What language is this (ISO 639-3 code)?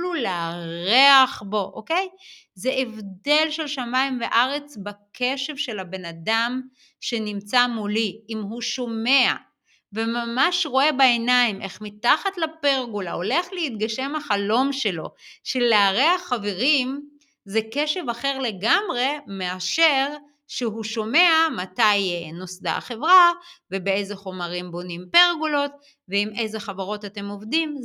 heb